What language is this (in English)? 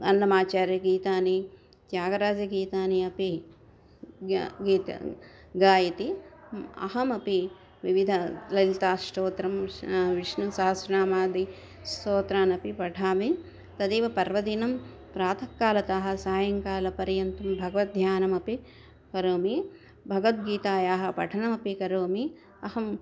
Sanskrit